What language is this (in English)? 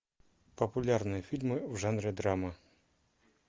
Russian